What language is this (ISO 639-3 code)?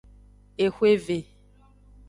ajg